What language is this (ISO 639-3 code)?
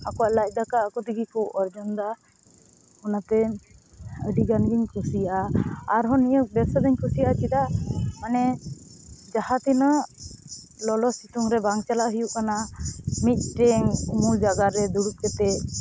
sat